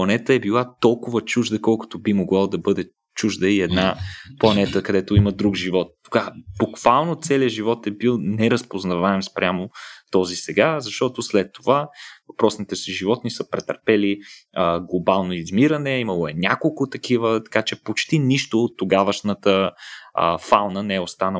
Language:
Bulgarian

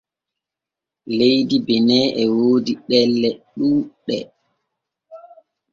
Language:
Borgu Fulfulde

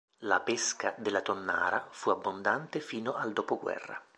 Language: Italian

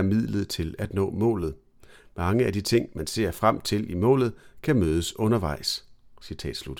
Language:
Danish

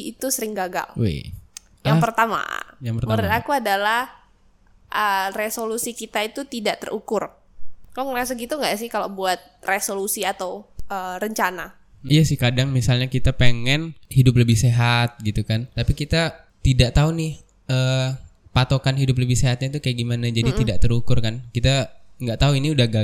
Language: Indonesian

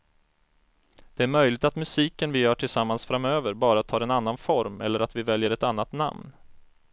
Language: Swedish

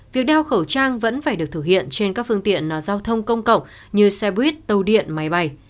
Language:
Vietnamese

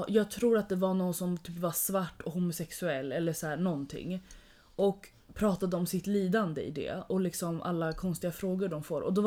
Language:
Swedish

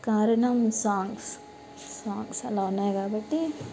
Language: Telugu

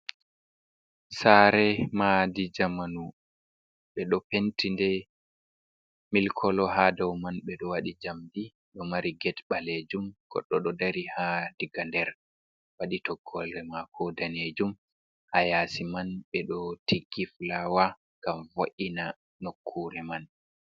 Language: Fula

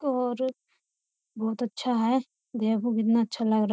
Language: Hindi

